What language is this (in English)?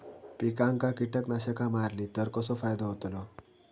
Marathi